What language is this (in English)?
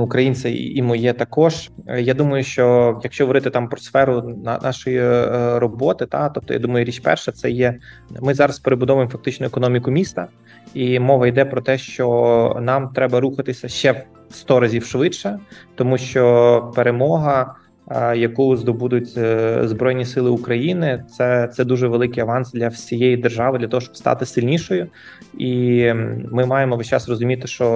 Ukrainian